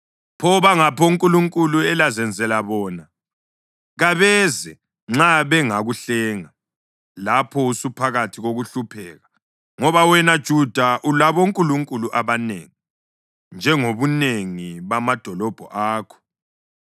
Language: North Ndebele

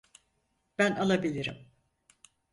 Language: Turkish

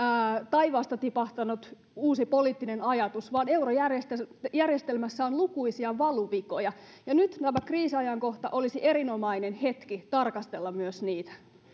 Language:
Finnish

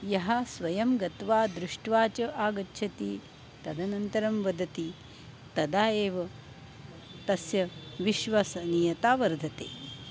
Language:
Sanskrit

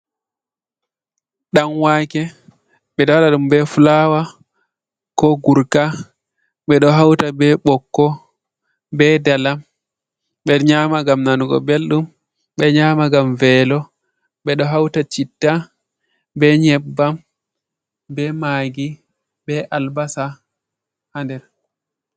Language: Fula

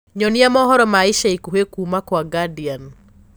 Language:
Kikuyu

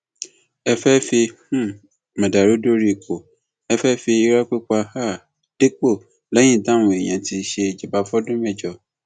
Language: Yoruba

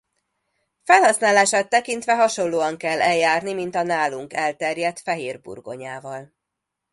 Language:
Hungarian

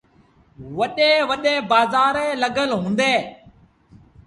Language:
Sindhi Bhil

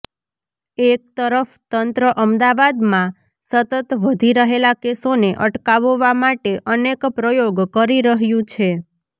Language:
Gujarati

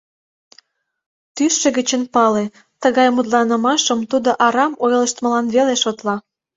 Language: Mari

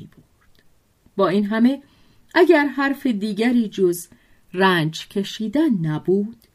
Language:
Persian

